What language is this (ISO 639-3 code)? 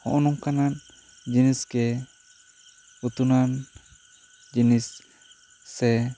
sat